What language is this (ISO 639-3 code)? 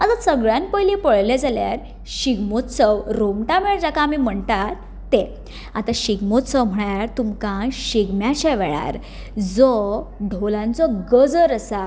kok